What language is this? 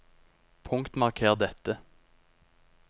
Norwegian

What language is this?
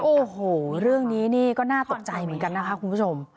Thai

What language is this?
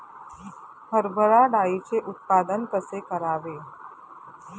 Marathi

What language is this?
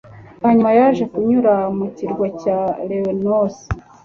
Kinyarwanda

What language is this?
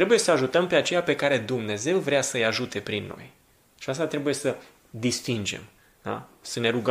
Romanian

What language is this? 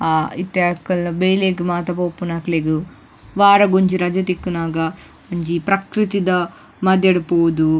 Tulu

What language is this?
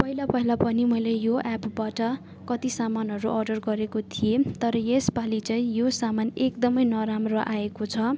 Nepali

